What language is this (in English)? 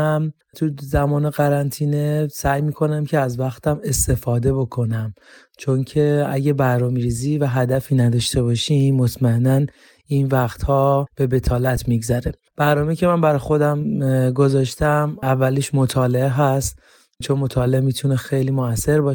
Persian